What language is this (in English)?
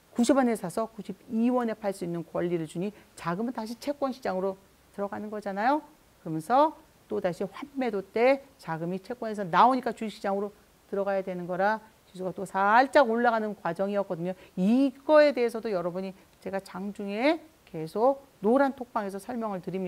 Korean